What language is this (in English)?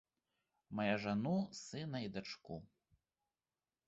Belarusian